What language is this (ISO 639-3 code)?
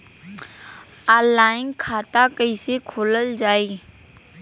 bho